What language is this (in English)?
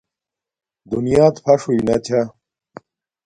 Domaaki